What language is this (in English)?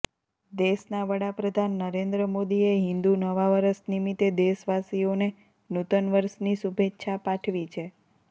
Gujarati